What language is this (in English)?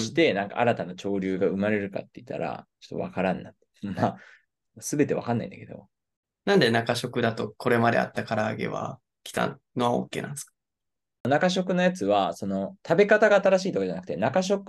Japanese